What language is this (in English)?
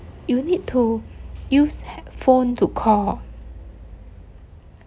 English